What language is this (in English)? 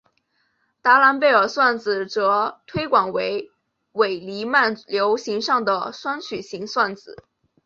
Chinese